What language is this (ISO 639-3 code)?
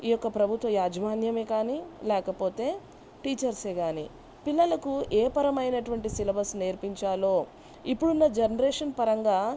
tel